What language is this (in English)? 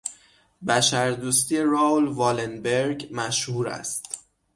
Persian